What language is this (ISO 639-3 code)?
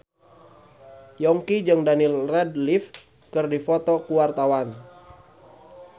sun